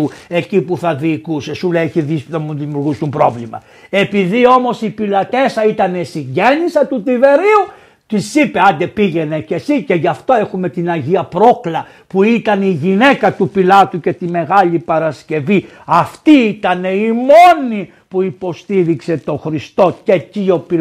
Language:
Greek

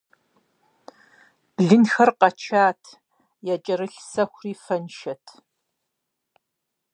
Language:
Kabardian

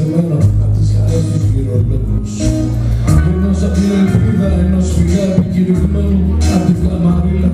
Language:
Greek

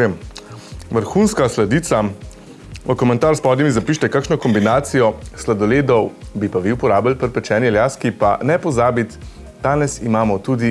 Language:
Slovenian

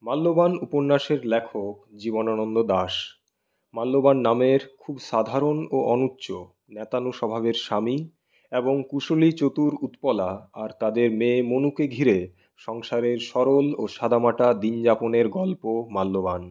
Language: Bangla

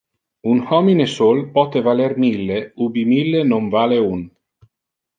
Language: Interlingua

